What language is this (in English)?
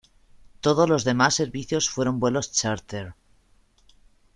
Spanish